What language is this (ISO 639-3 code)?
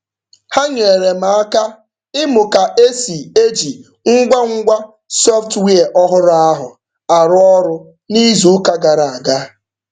ibo